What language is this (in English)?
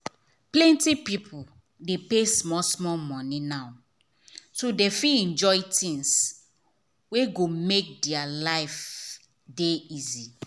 Nigerian Pidgin